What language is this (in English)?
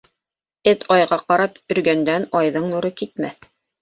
Bashkir